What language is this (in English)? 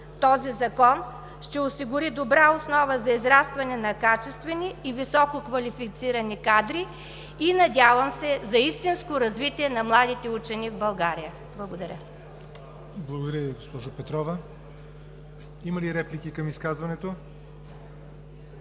Bulgarian